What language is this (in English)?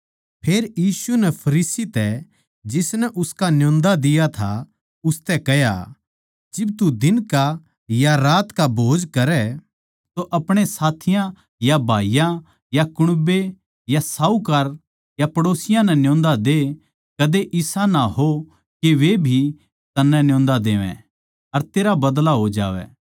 Haryanvi